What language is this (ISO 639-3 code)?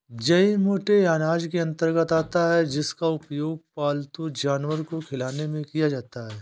hin